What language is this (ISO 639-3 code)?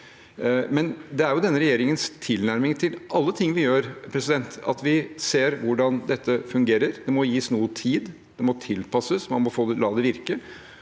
nor